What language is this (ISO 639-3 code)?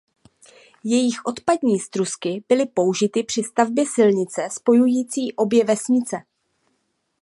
ces